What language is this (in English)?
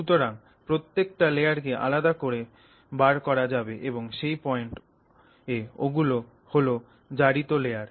Bangla